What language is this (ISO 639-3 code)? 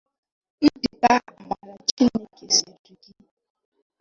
ibo